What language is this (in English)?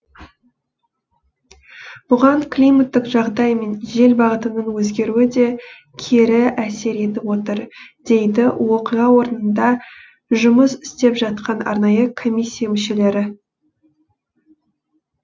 Kazakh